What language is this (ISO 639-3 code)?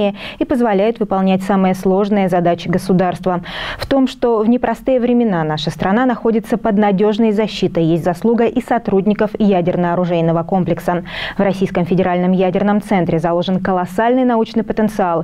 rus